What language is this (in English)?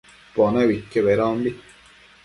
Matsés